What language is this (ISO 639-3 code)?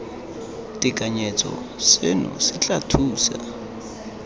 tsn